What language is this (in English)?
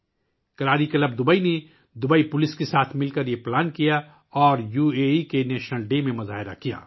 Urdu